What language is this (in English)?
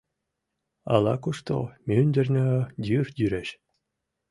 Mari